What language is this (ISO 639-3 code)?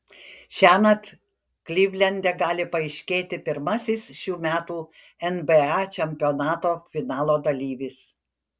lit